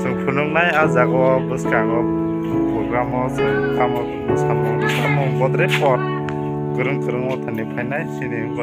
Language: Thai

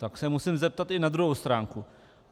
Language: Czech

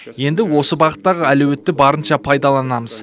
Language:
Kazakh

